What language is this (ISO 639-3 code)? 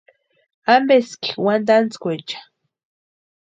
pua